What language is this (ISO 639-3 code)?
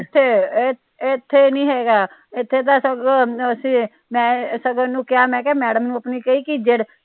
pan